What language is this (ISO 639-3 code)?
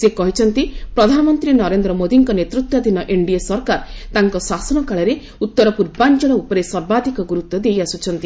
ori